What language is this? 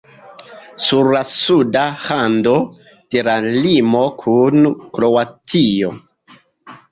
Esperanto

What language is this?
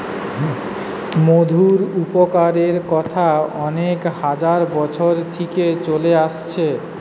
Bangla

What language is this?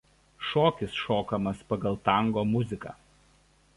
Lithuanian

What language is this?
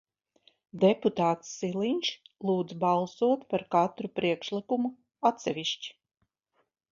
Latvian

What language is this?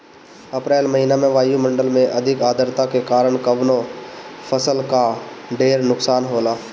Bhojpuri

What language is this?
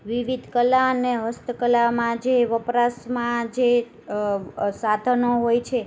Gujarati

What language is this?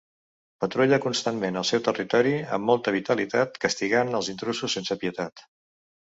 Catalan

